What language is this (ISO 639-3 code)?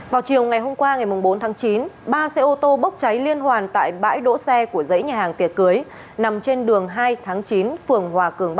vie